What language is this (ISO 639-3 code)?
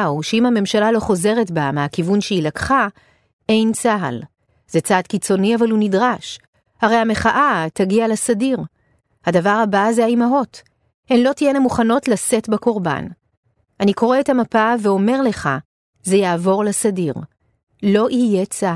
heb